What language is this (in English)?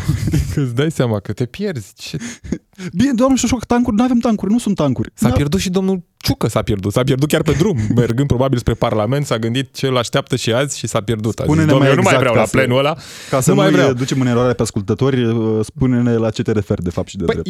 Romanian